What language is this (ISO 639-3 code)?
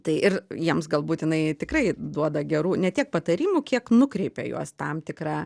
lit